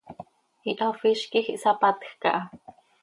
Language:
Seri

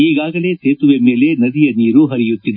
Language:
Kannada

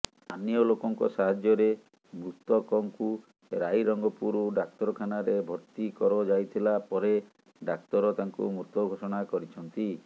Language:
Odia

